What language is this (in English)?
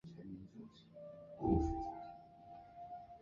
Chinese